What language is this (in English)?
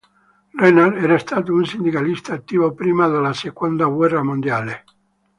Italian